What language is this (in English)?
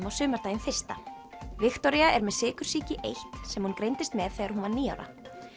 Icelandic